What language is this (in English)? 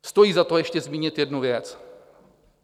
Czech